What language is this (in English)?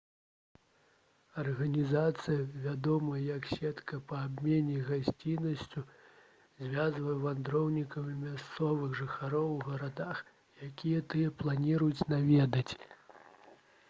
Belarusian